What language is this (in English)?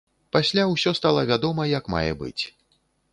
Belarusian